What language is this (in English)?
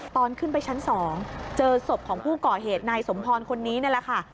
Thai